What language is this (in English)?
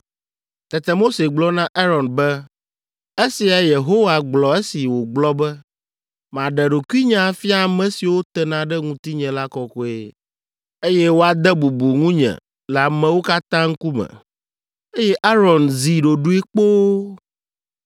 Ewe